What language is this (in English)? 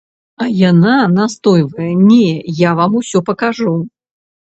Belarusian